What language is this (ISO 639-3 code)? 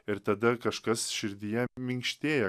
lit